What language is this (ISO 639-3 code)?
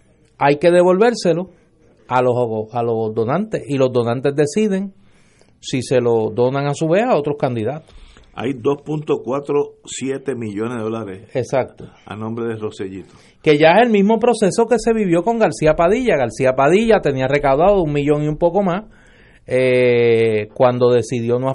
spa